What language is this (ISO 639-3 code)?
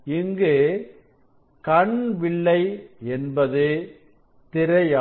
tam